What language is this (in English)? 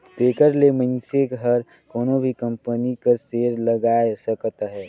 Chhattisgarhi